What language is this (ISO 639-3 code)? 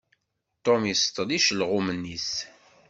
kab